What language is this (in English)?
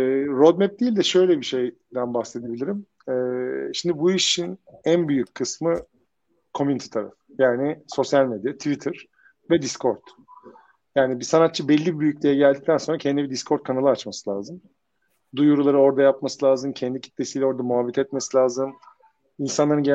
Turkish